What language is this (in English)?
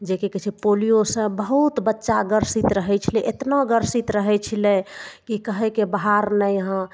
Maithili